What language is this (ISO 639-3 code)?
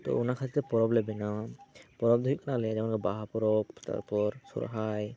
sat